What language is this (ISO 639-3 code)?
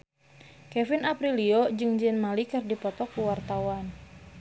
sun